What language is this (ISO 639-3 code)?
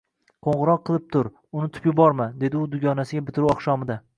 uzb